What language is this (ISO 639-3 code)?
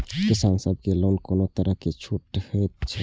mai